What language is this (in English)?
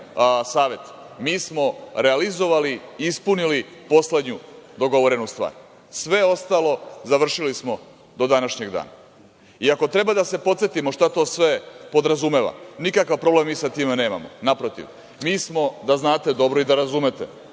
Serbian